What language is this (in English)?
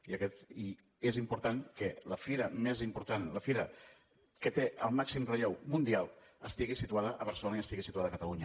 Catalan